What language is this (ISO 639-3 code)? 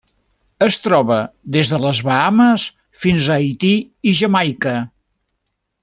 cat